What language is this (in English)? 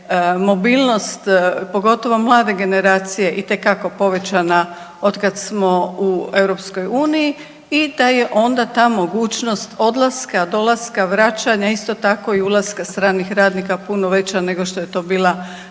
Croatian